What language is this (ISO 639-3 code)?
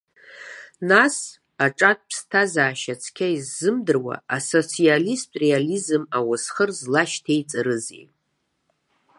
abk